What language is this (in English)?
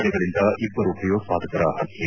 Kannada